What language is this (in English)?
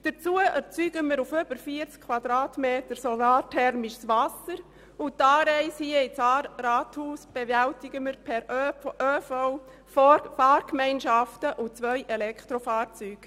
Swiss German